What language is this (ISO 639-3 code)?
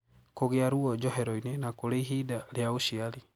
kik